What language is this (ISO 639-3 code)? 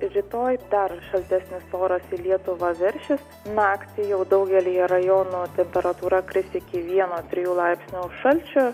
lit